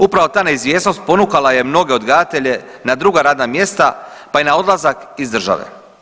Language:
Croatian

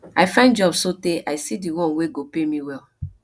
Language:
Nigerian Pidgin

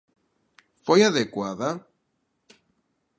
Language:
Galician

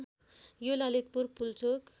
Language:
Nepali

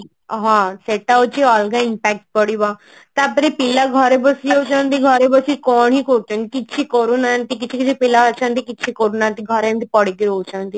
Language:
Odia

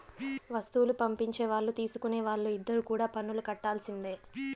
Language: Telugu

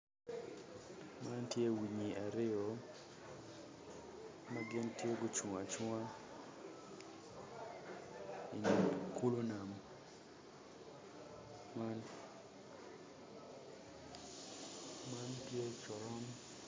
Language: Acoli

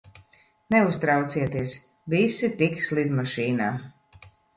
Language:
Latvian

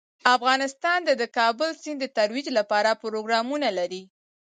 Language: Pashto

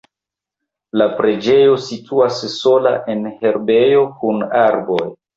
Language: Esperanto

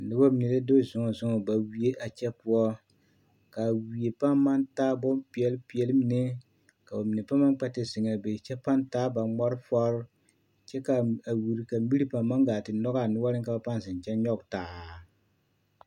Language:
Southern Dagaare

